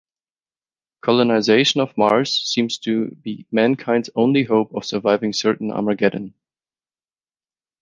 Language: English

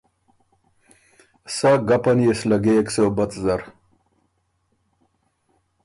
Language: Ormuri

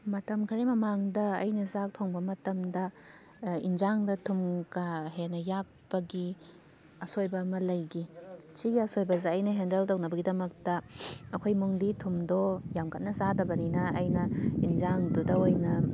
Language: Manipuri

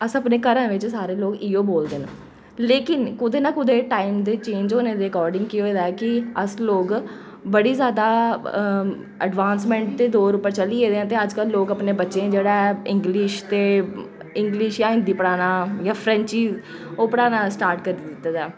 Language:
Dogri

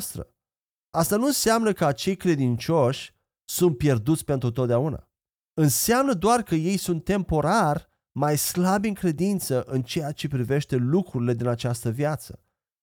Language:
Romanian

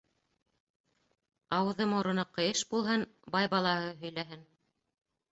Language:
Bashkir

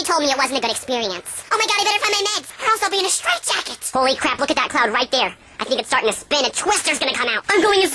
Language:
English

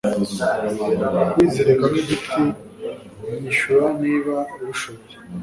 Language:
Kinyarwanda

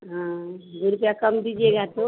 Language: Hindi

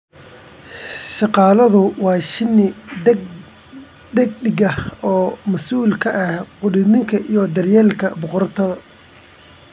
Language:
Somali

